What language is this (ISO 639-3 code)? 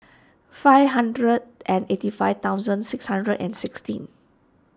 eng